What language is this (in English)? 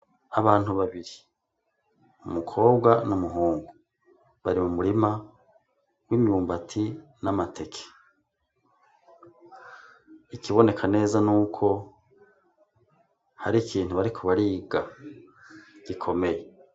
Rundi